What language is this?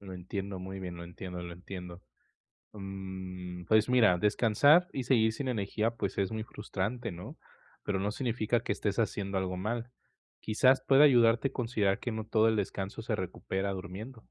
Spanish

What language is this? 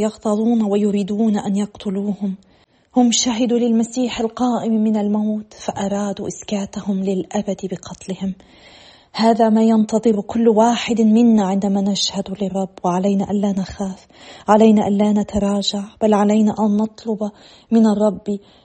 Arabic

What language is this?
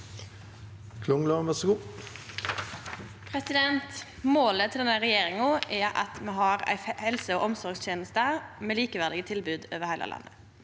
Norwegian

